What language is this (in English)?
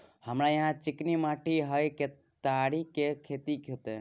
Maithili